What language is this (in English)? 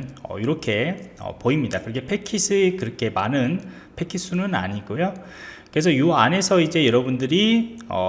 Korean